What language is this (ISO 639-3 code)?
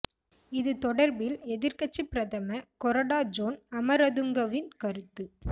tam